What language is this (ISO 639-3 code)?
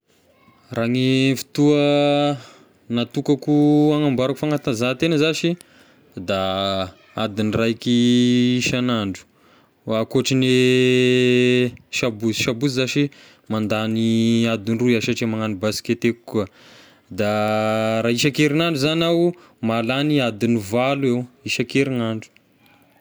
tkg